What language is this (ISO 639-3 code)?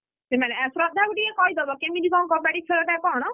ori